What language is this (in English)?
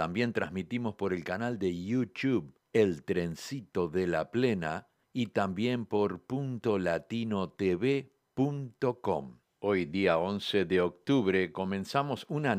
Spanish